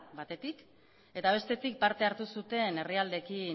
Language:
Basque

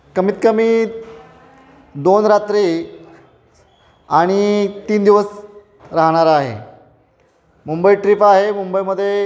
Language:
Marathi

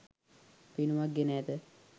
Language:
Sinhala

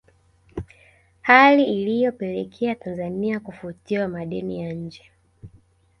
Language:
Swahili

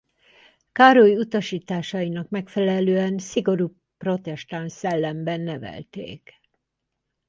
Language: Hungarian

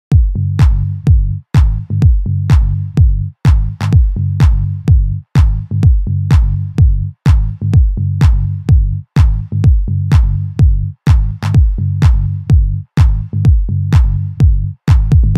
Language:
English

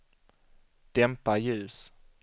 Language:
Swedish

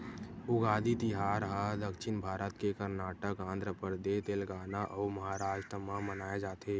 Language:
Chhattisgarhi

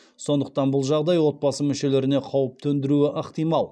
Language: Kazakh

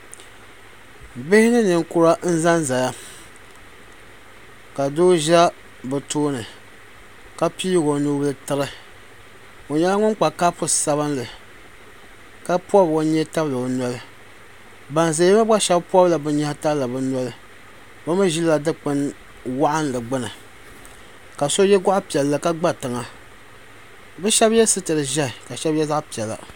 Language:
Dagbani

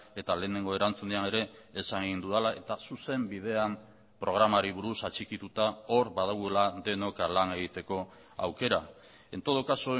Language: Basque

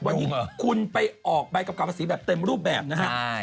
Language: Thai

